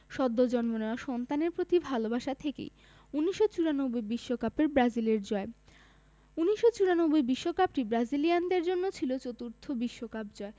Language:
Bangla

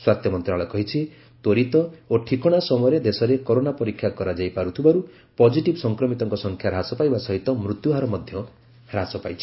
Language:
Odia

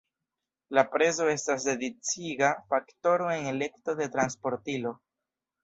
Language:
Esperanto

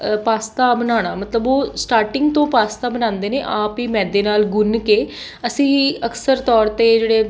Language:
Punjabi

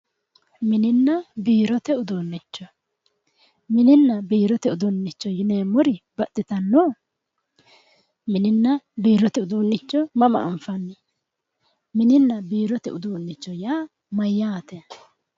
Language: Sidamo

